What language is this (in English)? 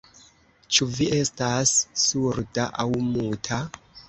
Esperanto